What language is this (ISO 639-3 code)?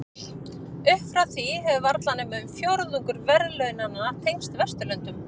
isl